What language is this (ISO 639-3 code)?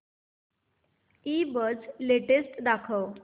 mar